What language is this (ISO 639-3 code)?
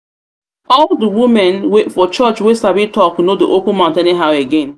pcm